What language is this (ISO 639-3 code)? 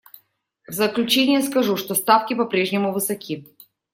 rus